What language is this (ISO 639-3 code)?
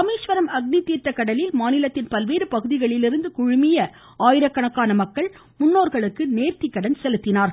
tam